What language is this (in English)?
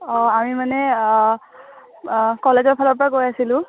Assamese